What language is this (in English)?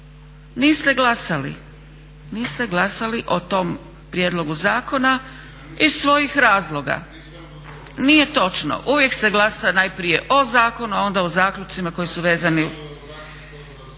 Croatian